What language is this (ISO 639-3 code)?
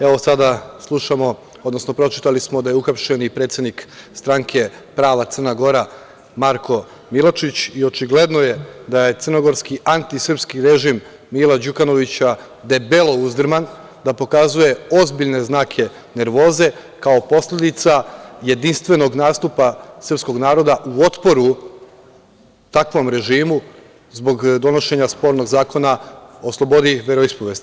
srp